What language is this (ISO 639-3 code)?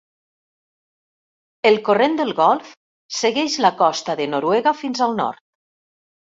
cat